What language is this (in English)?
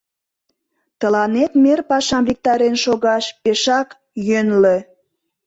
Mari